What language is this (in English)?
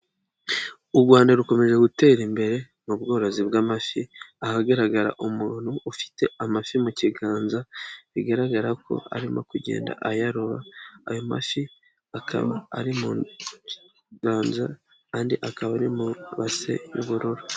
Kinyarwanda